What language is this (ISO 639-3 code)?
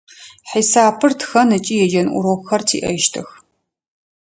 ady